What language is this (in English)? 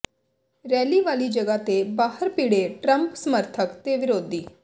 Punjabi